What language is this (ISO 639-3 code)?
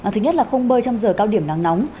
vie